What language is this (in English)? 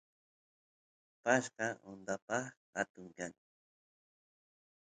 Santiago del Estero Quichua